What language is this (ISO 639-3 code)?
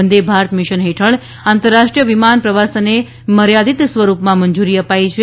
guj